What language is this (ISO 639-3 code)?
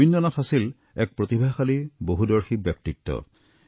asm